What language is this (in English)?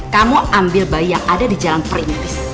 Indonesian